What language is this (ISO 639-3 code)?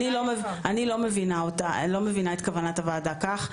heb